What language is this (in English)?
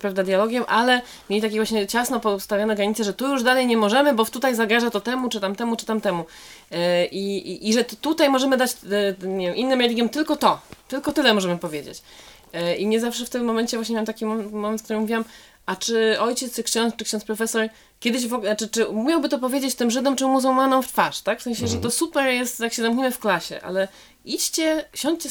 Polish